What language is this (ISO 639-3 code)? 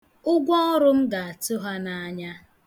ibo